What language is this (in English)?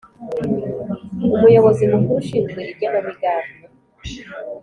Kinyarwanda